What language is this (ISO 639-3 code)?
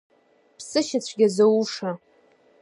abk